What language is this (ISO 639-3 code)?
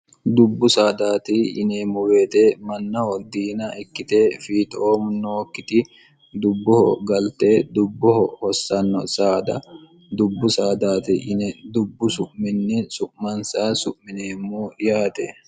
sid